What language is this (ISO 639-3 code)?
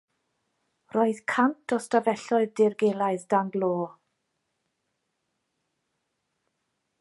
cym